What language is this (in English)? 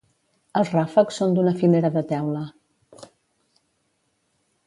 Catalan